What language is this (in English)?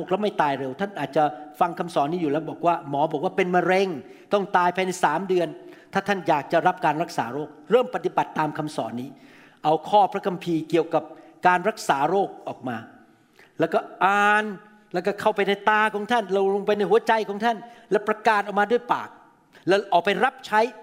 Thai